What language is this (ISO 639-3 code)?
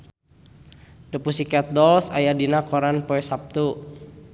sun